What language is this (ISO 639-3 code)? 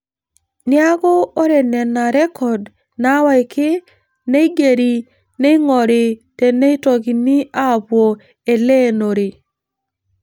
mas